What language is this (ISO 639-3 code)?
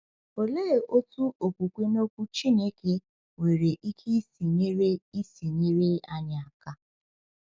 ibo